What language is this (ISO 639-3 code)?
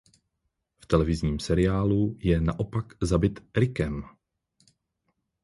ces